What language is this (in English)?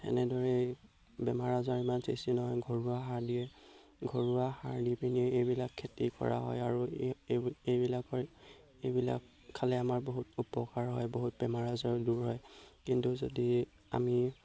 Assamese